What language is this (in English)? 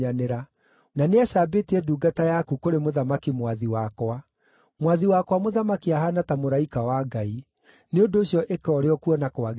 Kikuyu